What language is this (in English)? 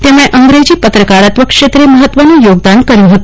Gujarati